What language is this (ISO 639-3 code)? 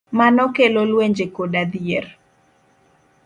luo